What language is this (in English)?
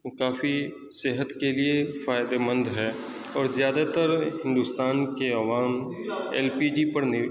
Urdu